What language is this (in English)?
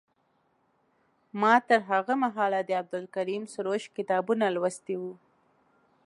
Pashto